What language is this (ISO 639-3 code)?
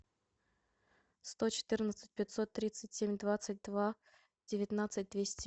rus